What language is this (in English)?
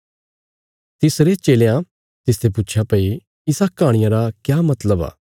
Bilaspuri